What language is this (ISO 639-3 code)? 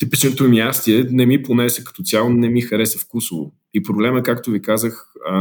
bul